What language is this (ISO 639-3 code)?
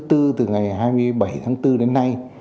vie